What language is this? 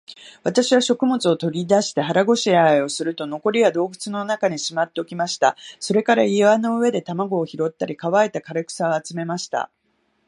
Japanese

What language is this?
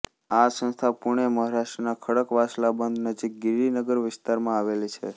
Gujarati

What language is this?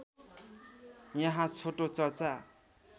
Nepali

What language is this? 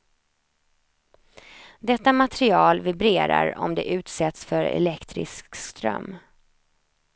Swedish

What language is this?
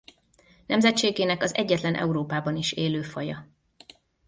Hungarian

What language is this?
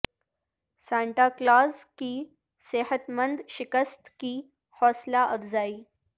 Urdu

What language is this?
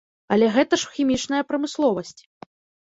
Belarusian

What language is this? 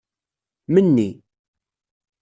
Kabyle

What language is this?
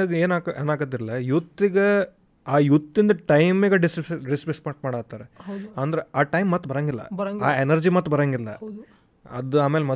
Kannada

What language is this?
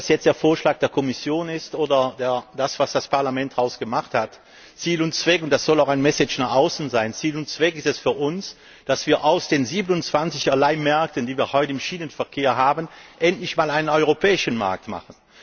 German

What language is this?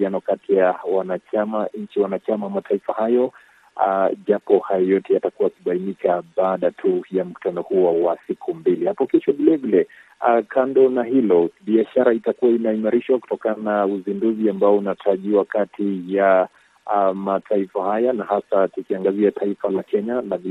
Swahili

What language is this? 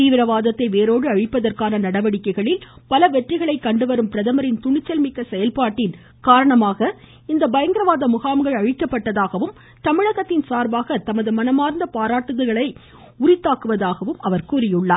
Tamil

